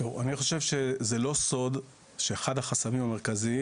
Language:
Hebrew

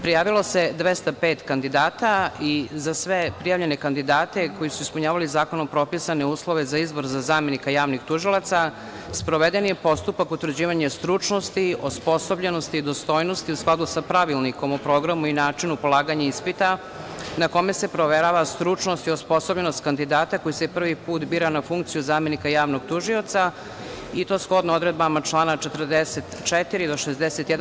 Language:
Serbian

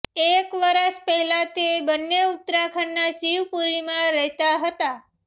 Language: Gujarati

